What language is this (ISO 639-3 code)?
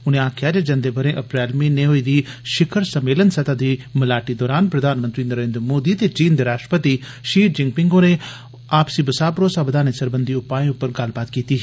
doi